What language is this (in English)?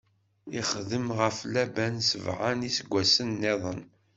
Kabyle